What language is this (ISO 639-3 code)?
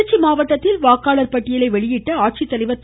tam